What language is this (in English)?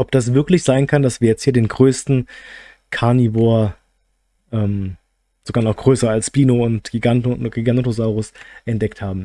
German